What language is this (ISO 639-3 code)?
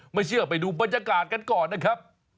tha